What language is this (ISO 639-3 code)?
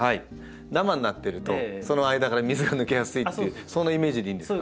jpn